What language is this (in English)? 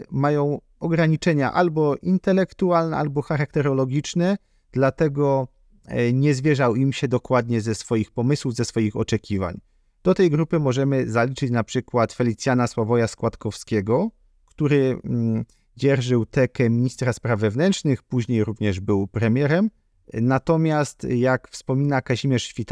Polish